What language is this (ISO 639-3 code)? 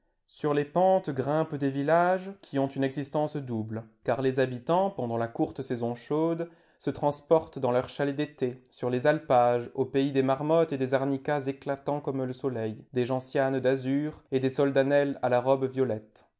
fra